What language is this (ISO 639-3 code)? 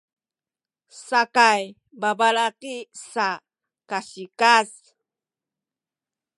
szy